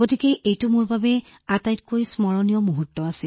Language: Assamese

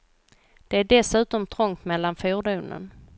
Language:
Swedish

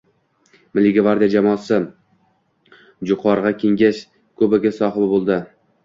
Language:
Uzbek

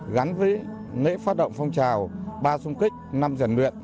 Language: Vietnamese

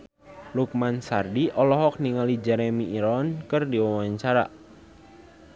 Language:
Sundanese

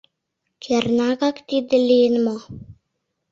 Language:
Mari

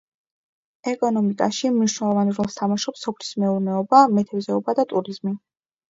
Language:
Georgian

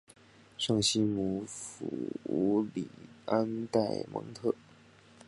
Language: Chinese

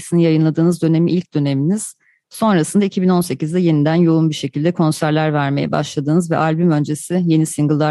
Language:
Turkish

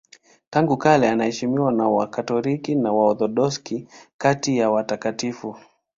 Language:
Swahili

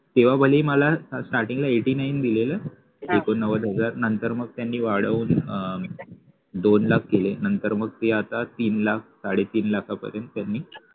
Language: Marathi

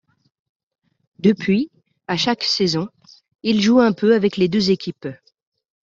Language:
French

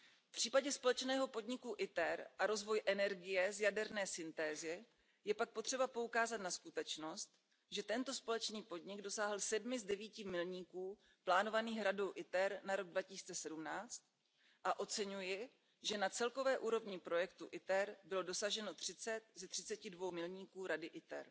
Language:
Czech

